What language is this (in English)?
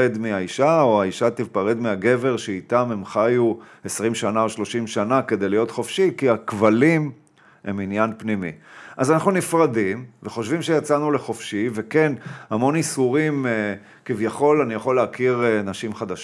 Hebrew